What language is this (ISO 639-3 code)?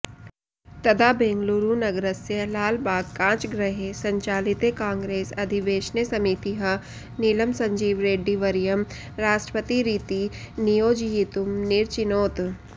san